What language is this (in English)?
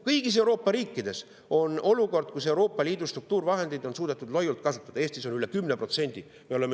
Estonian